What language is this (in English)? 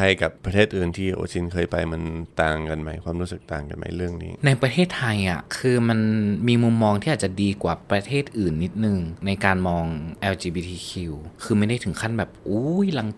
Thai